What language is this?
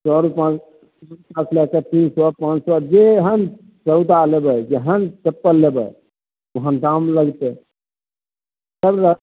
Maithili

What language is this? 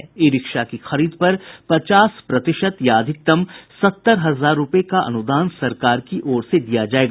Hindi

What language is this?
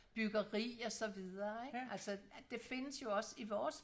Danish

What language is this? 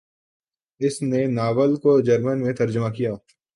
Urdu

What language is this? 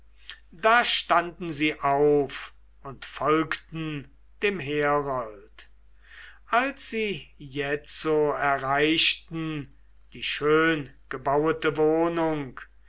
German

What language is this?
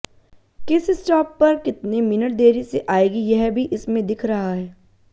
Hindi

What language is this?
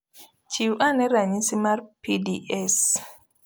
Luo (Kenya and Tanzania)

